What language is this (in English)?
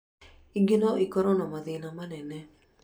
Kikuyu